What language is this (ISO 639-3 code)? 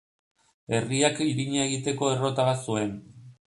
eus